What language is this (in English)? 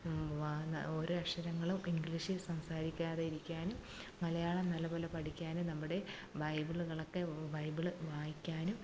Malayalam